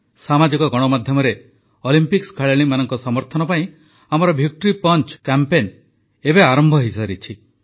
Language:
Odia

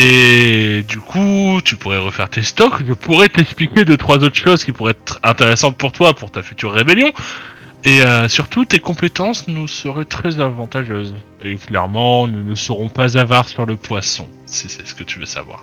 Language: French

